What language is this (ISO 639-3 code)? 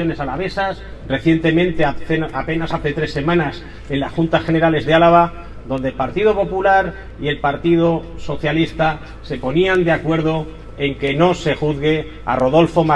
spa